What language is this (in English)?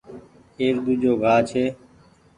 Goaria